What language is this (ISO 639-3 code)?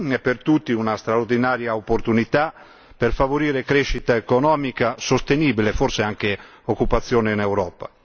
ita